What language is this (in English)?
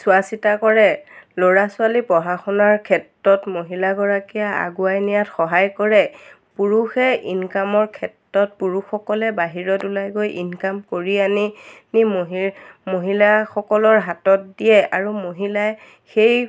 Assamese